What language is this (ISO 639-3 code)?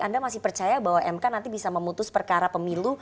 ind